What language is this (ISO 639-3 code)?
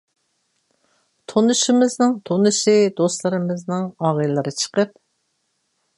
uig